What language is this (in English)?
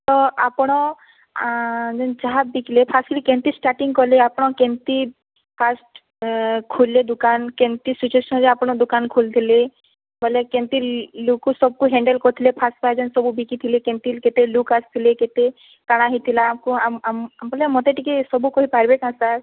Odia